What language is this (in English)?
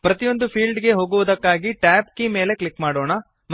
Kannada